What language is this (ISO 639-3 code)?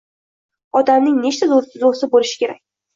uzb